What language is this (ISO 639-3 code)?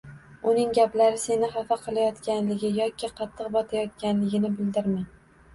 uzb